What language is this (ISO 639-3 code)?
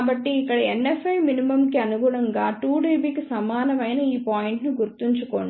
tel